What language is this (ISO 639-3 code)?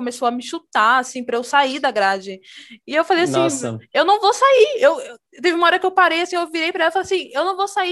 por